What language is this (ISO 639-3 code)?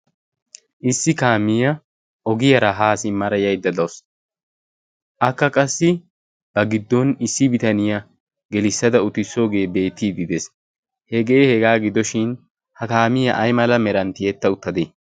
wal